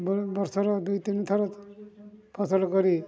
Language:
Odia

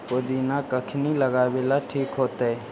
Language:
Magahi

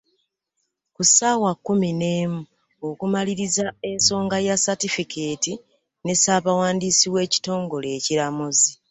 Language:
Ganda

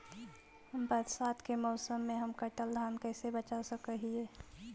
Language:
Magahi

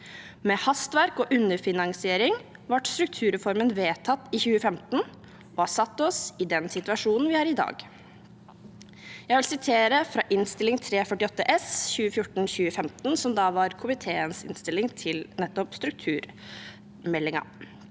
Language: Norwegian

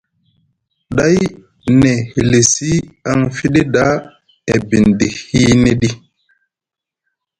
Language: Musgu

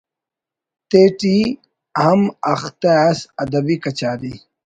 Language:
Brahui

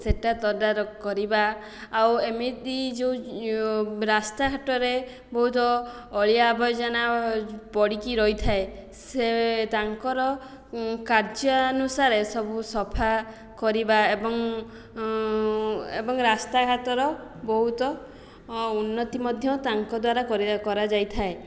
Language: Odia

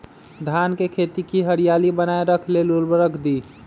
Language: Magahi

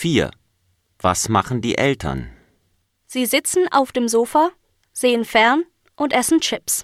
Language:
German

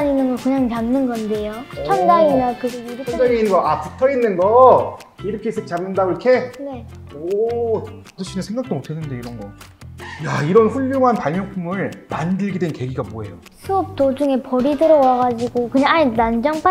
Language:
Korean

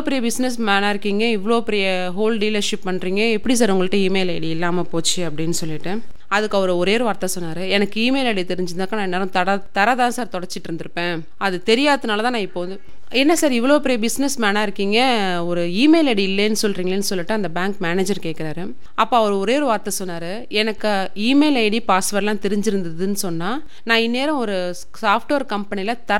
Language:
Tamil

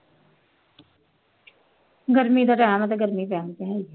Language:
Punjabi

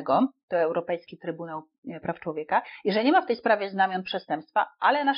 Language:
Polish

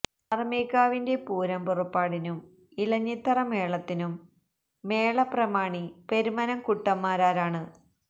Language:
Malayalam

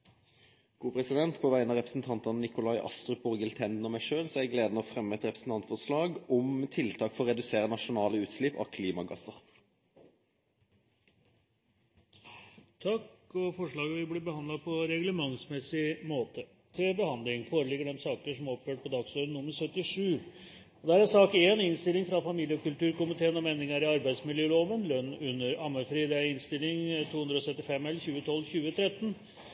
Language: Norwegian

